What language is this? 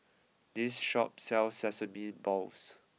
English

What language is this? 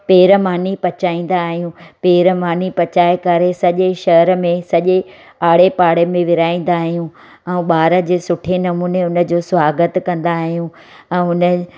Sindhi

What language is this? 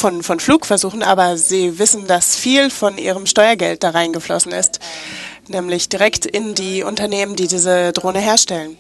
German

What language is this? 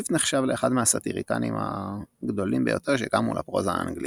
Hebrew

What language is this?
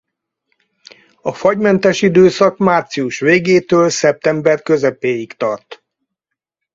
Hungarian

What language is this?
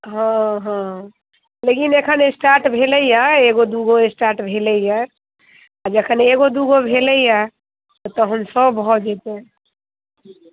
Maithili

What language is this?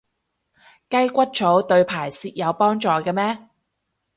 Cantonese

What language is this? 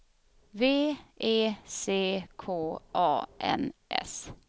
Swedish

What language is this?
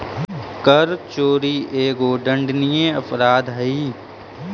Magahi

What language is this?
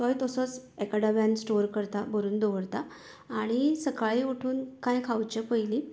Konkani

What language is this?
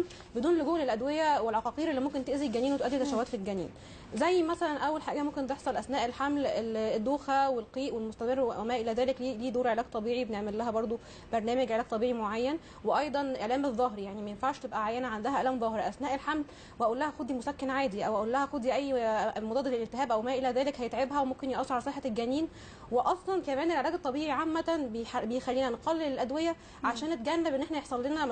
Arabic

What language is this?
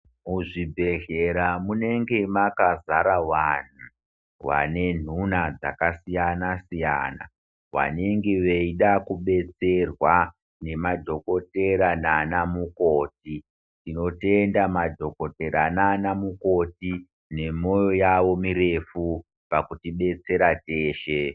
Ndau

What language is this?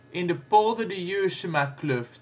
Dutch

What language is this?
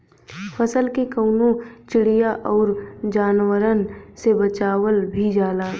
Bhojpuri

